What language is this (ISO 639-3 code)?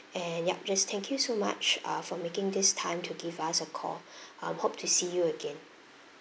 eng